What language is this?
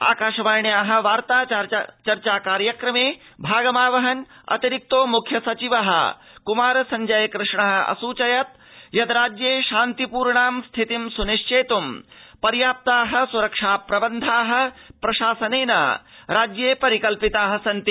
Sanskrit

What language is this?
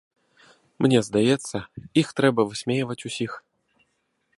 Belarusian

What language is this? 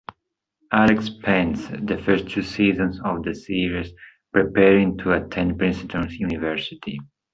English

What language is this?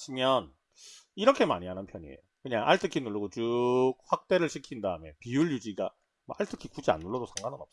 Korean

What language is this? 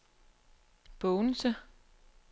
Danish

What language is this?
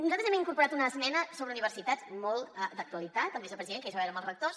Catalan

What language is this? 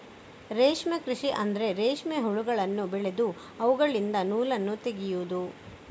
Kannada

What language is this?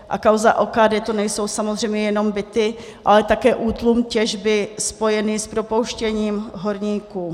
Czech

